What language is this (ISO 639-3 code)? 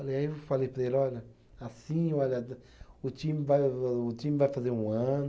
por